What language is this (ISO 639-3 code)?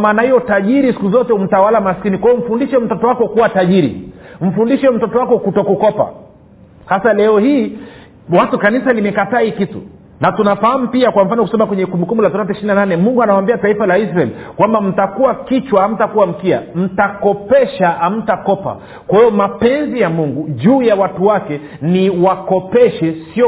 swa